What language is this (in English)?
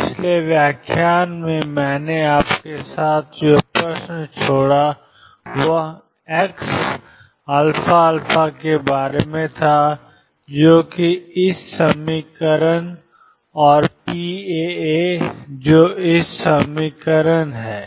Hindi